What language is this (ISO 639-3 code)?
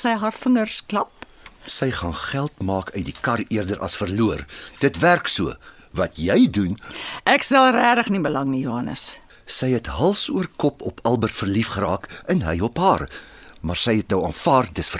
msa